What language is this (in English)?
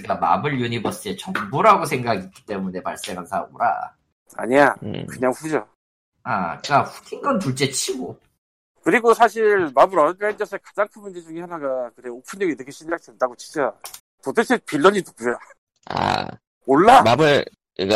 Korean